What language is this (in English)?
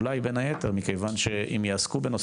Hebrew